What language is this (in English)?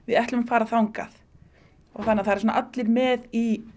Icelandic